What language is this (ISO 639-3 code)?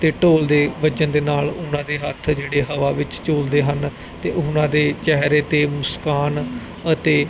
pan